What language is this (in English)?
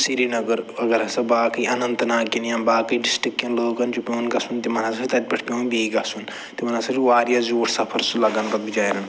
Kashmiri